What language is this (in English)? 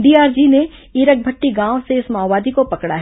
Hindi